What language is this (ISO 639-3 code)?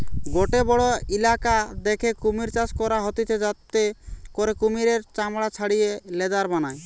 ben